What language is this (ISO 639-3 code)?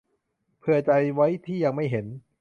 tha